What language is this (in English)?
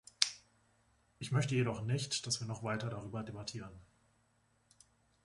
German